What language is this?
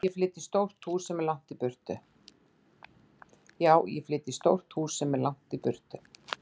Icelandic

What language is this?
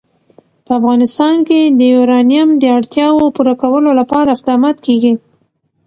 Pashto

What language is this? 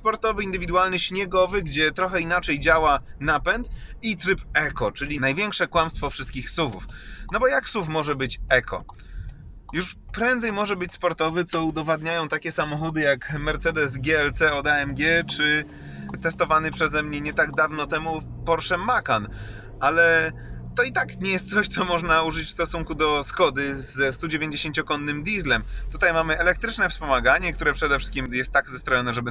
Polish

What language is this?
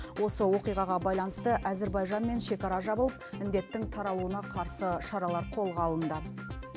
Kazakh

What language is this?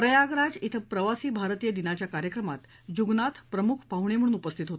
Marathi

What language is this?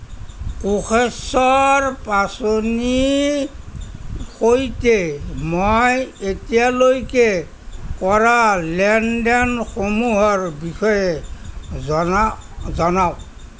Assamese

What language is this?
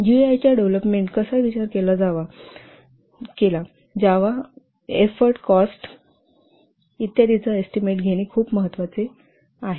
Marathi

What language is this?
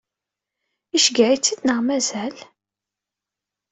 Kabyle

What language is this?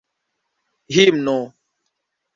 Esperanto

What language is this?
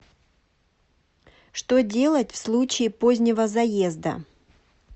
Russian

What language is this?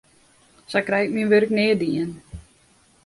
Western Frisian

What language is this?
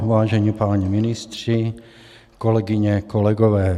Czech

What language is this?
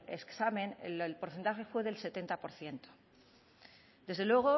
Spanish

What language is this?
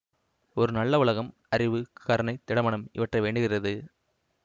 Tamil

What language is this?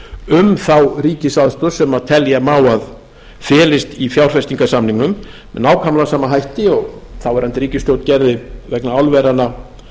Icelandic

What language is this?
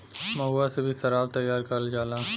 Bhojpuri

